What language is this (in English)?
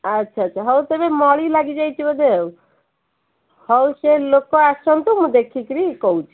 Odia